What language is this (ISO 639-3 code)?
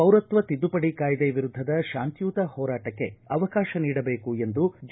kan